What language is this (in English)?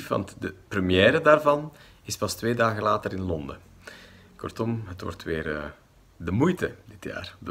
Dutch